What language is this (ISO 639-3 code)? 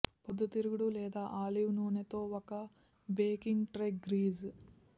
tel